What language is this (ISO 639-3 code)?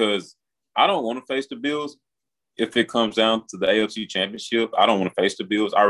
eng